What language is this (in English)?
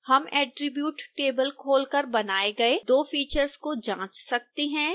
Hindi